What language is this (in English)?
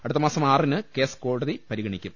Malayalam